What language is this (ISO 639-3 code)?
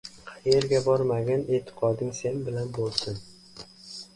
uzb